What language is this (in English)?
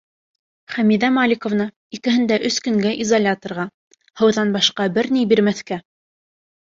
Bashkir